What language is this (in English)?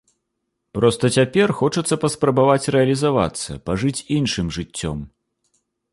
Belarusian